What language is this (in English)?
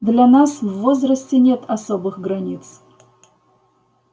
Russian